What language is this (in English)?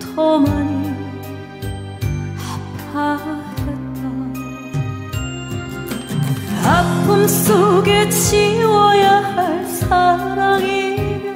Korean